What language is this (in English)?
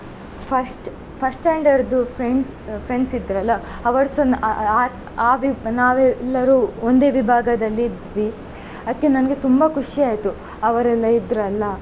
Kannada